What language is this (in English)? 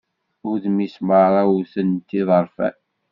Kabyle